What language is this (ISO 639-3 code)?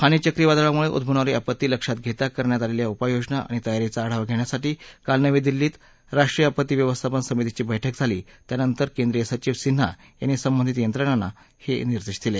mar